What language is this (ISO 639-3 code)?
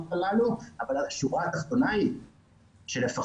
heb